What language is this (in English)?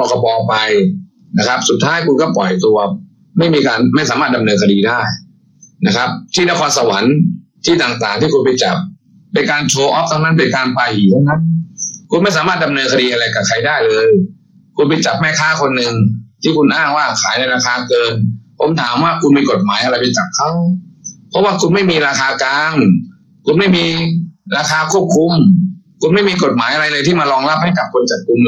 Thai